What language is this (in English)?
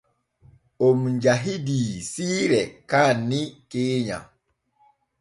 Borgu Fulfulde